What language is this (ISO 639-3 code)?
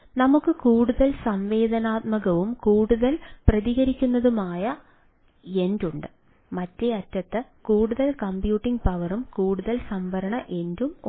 mal